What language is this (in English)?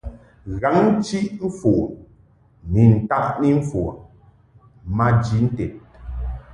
Mungaka